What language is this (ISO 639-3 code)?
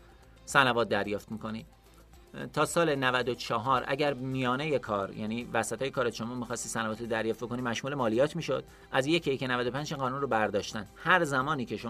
fas